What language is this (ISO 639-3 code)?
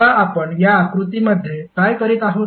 mar